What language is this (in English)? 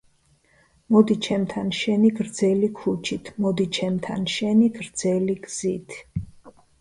Georgian